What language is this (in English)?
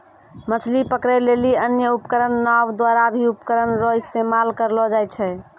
Maithili